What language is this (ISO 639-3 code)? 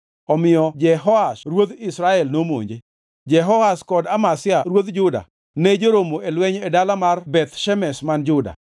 luo